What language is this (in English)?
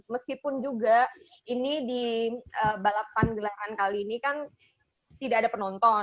Indonesian